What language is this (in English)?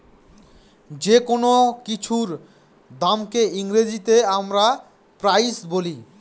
Bangla